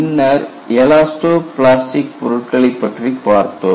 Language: Tamil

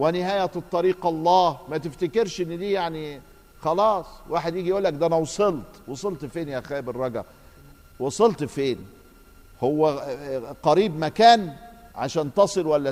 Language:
Arabic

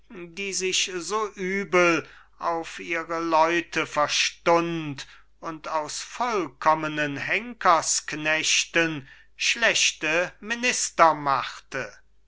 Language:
German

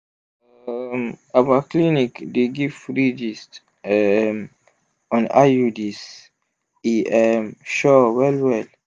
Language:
Nigerian Pidgin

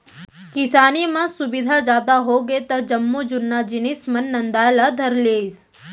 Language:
Chhattisgarhi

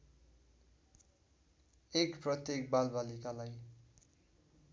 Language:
Nepali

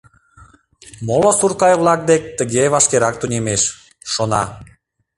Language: Mari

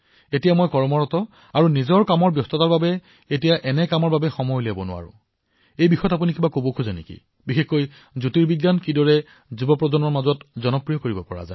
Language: Assamese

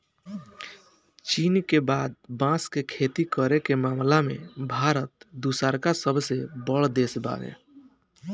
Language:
Bhojpuri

